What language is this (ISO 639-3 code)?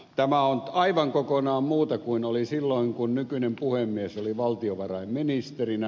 fin